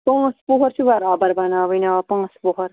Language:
Kashmiri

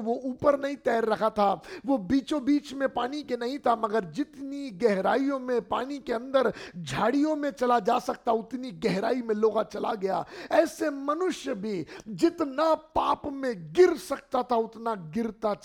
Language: Hindi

